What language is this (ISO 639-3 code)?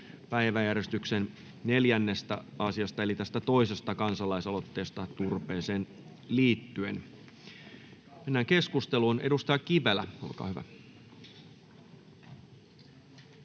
fin